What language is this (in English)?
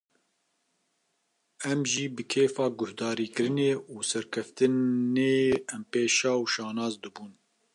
Kurdish